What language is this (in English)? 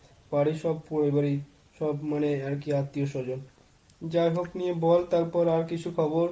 Bangla